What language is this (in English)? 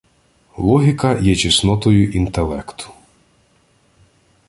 Ukrainian